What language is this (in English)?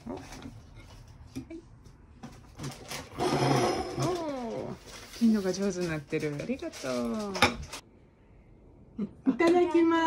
Japanese